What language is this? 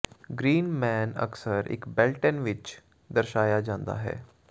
Punjabi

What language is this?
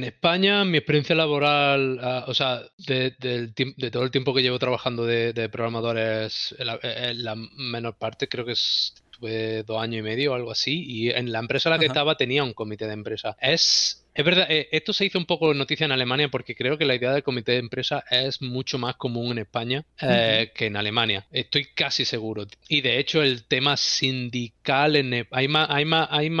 Spanish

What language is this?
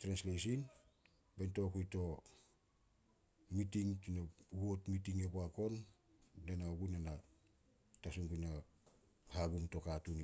Solos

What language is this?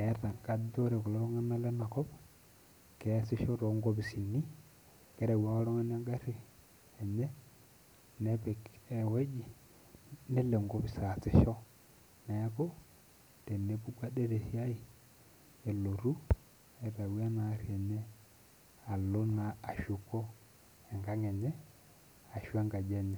Masai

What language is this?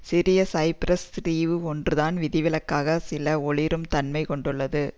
Tamil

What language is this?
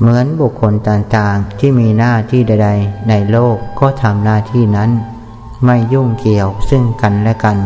Thai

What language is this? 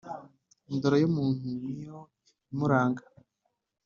Kinyarwanda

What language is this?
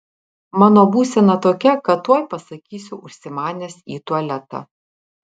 Lithuanian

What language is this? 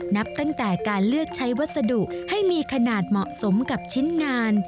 Thai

